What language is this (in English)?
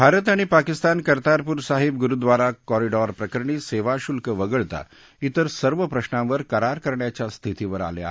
Marathi